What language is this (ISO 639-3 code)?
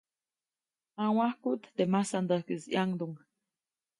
zoc